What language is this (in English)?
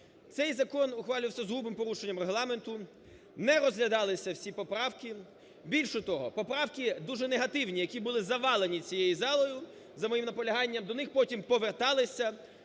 Ukrainian